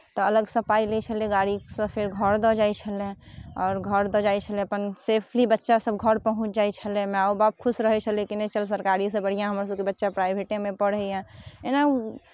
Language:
Maithili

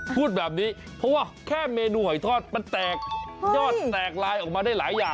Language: Thai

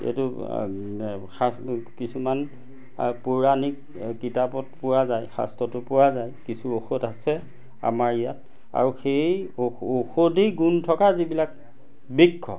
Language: Assamese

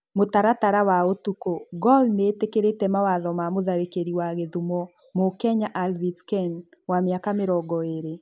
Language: Kikuyu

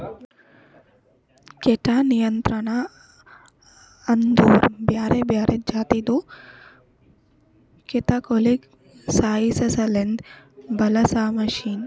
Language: Kannada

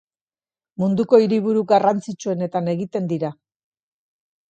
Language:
Basque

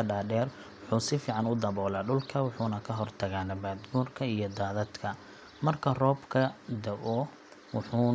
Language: Somali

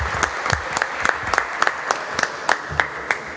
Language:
Serbian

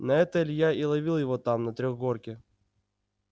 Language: Russian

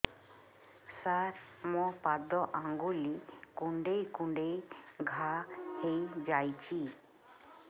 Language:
Odia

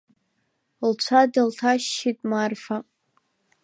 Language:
Abkhazian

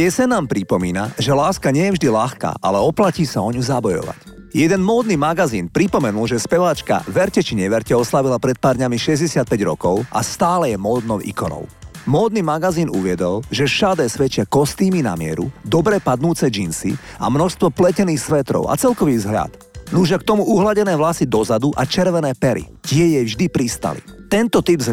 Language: Slovak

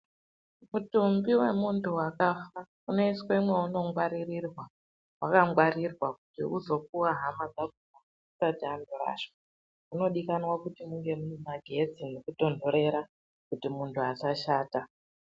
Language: Ndau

